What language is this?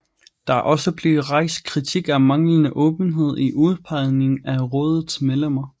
Danish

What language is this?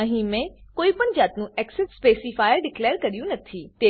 Gujarati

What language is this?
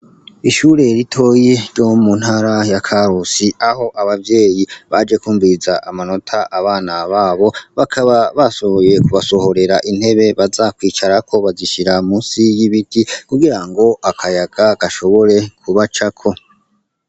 Rundi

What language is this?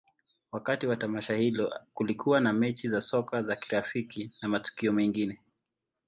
Swahili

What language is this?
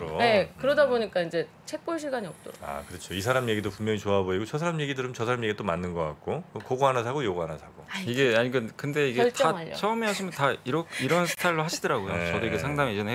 Korean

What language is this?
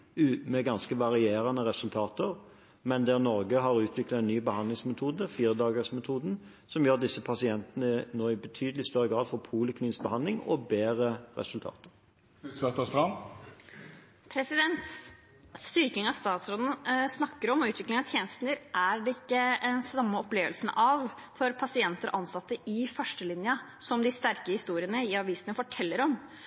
Norwegian Bokmål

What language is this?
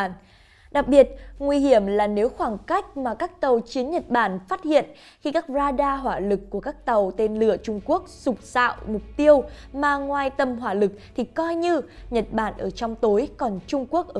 Vietnamese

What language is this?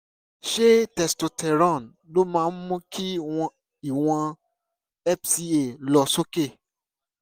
Yoruba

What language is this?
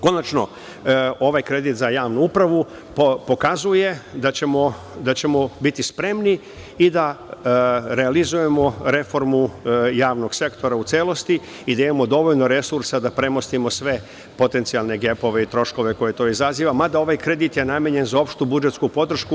Serbian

